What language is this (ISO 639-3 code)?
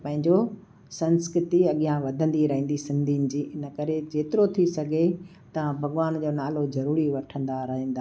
snd